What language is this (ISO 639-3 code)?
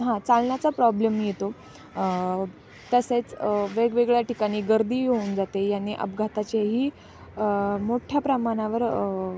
mar